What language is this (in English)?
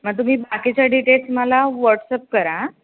Marathi